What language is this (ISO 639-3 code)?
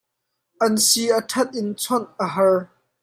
cnh